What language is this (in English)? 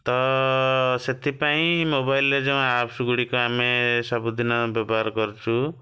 Odia